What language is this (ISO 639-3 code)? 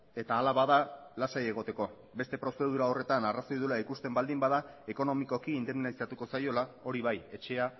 eus